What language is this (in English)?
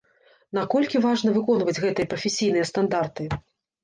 Belarusian